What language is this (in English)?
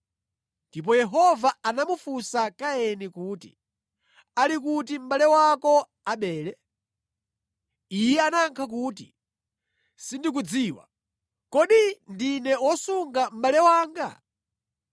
Nyanja